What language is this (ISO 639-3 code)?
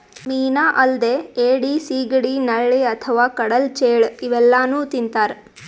kan